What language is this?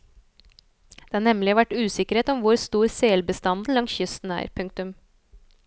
Norwegian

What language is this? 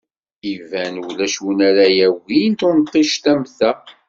Kabyle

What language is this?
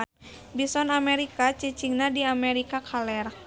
Sundanese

